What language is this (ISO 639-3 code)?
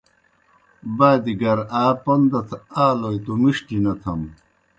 plk